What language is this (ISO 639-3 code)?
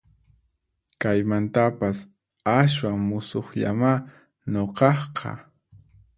qxp